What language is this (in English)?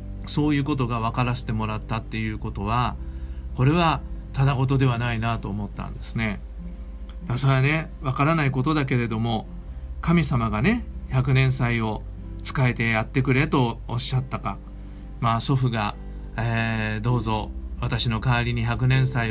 Japanese